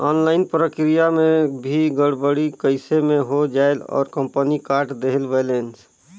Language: Chhattisgarhi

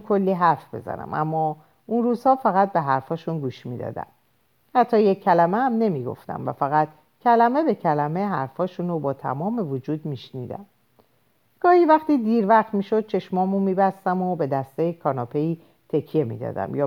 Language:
Persian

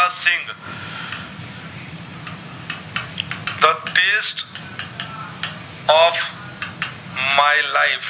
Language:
Gujarati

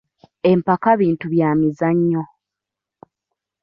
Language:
Ganda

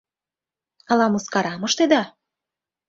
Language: Mari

